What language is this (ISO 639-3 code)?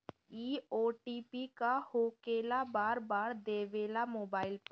bho